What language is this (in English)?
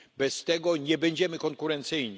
Polish